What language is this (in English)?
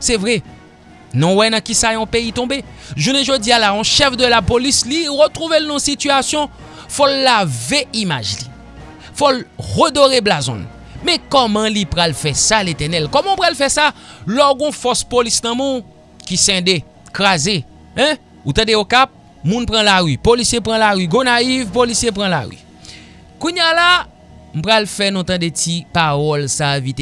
French